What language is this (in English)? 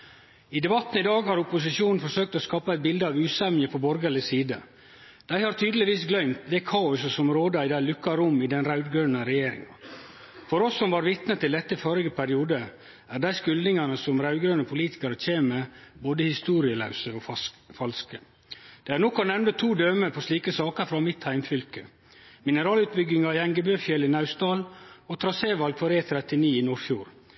Norwegian Nynorsk